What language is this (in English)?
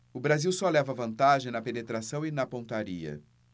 Portuguese